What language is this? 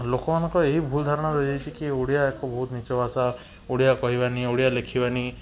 Odia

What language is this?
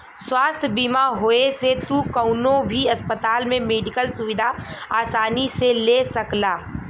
Bhojpuri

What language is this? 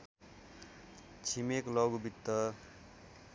Nepali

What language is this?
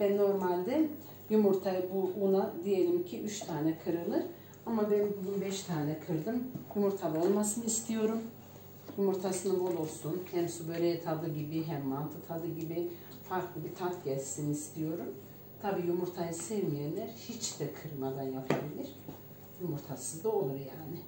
Turkish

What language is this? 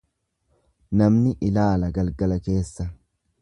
Oromo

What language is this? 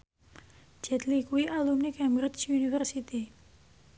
Javanese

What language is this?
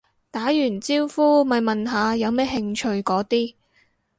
Cantonese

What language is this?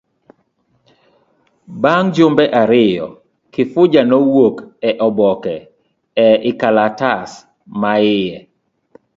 Luo (Kenya and Tanzania)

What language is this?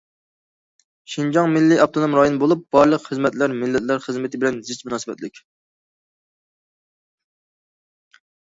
Uyghur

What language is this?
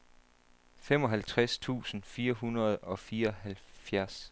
Danish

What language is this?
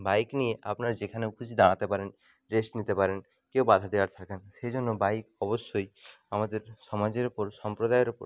Bangla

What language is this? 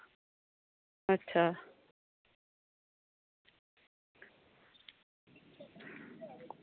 Dogri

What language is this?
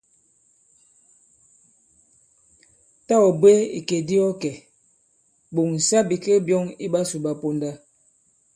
Bankon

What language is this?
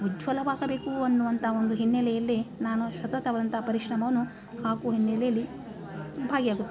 Kannada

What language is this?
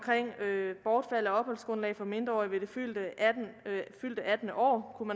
Danish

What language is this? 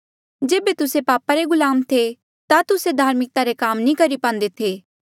Mandeali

